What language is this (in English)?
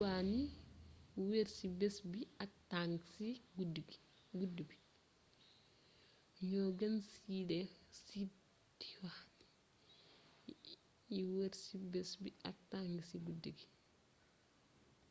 Wolof